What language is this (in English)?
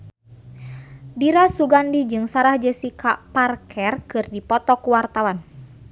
Sundanese